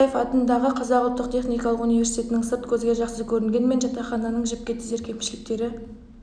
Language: Kazakh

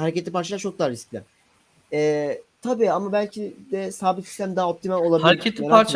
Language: Turkish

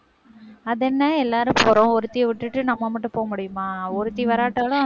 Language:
Tamil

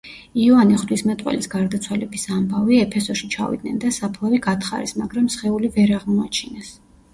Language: Georgian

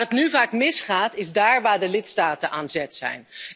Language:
Dutch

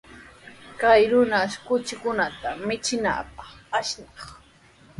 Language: Sihuas Ancash Quechua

